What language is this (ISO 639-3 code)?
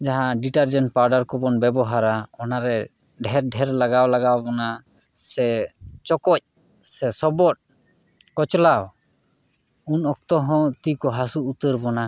sat